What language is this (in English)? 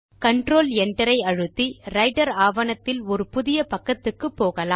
Tamil